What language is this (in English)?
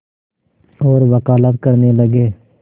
Hindi